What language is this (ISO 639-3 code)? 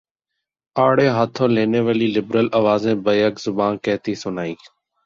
urd